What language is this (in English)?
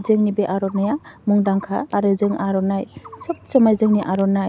Bodo